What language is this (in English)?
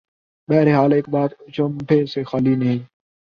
Urdu